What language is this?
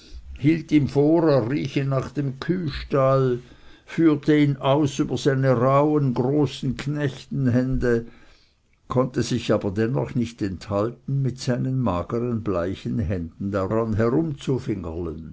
German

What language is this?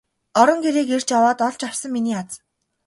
Mongolian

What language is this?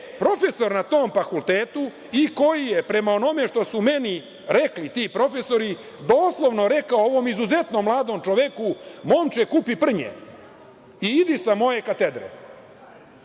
Serbian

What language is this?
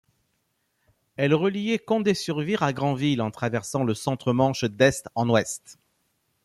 French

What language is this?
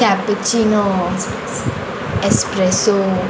Konkani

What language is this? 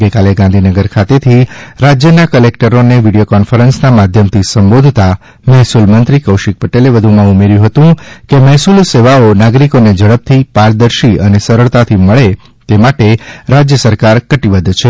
Gujarati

